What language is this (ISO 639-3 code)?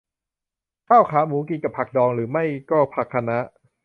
tha